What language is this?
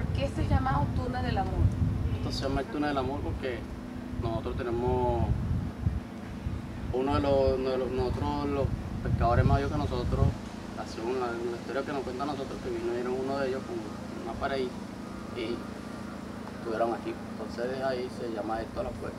Spanish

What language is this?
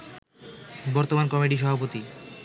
Bangla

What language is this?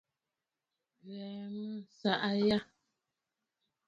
Bafut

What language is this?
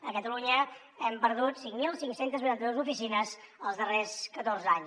Catalan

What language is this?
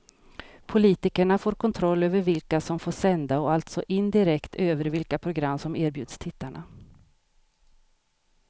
Swedish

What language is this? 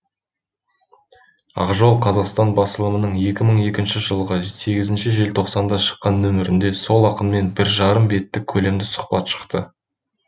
Kazakh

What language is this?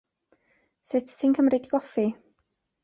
Welsh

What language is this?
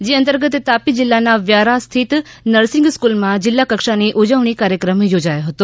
Gujarati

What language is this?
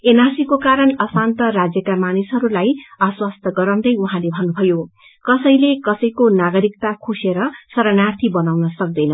Nepali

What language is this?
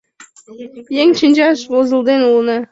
Mari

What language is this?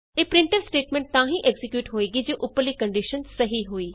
Punjabi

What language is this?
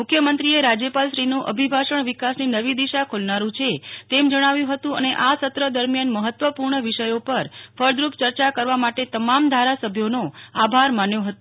Gujarati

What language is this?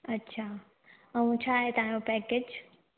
Sindhi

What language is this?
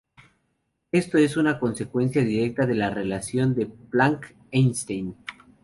Spanish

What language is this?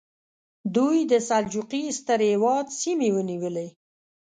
Pashto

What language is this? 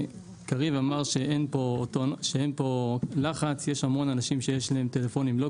Hebrew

